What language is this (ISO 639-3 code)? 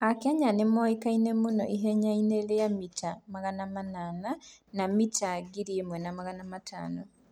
kik